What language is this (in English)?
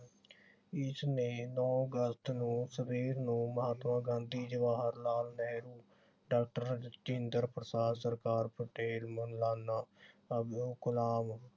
Punjabi